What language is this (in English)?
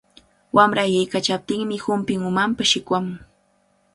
Cajatambo North Lima Quechua